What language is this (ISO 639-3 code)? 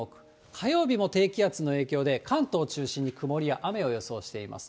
jpn